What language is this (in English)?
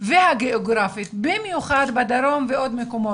Hebrew